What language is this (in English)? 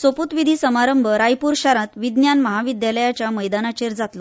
Konkani